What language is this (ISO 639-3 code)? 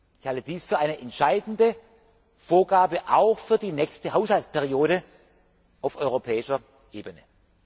deu